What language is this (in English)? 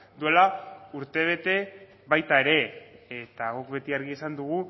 Basque